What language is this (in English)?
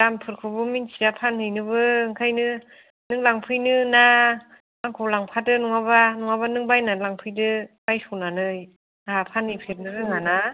Bodo